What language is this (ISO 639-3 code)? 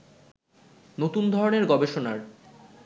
ben